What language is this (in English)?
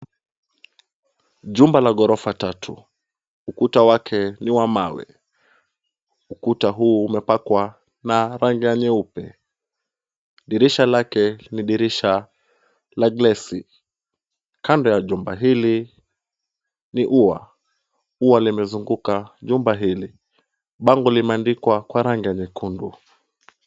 Swahili